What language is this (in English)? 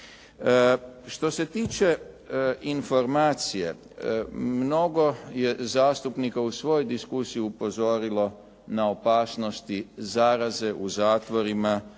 Croatian